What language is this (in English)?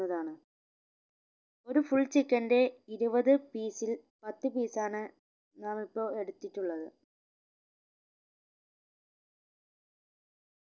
Malayalam